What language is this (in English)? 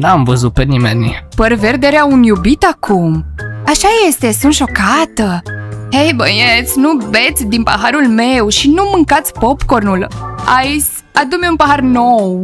Romanian